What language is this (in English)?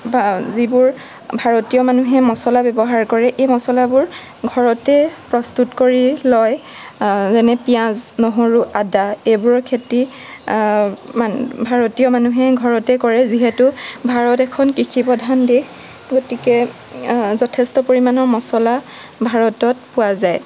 Assamese